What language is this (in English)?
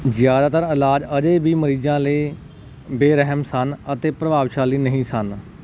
Punjabi